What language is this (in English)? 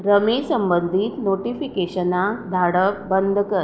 Konkani